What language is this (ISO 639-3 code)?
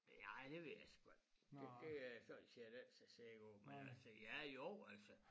dan